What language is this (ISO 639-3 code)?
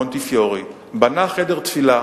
heb